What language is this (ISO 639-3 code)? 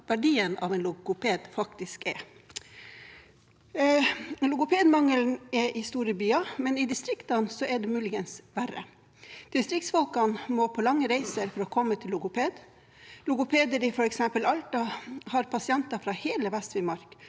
nor